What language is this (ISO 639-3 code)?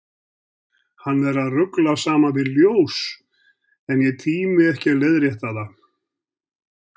isl